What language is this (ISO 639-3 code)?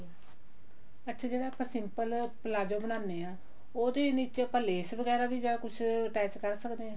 pan